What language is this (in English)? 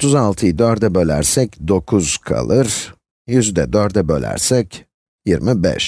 Turkish